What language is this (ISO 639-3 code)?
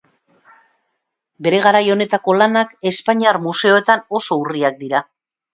eus